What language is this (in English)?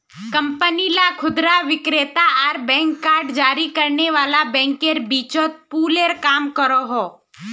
Magahi